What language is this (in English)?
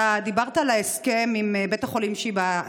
Hebrew